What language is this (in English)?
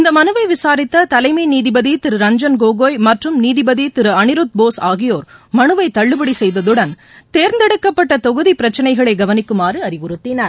Tamil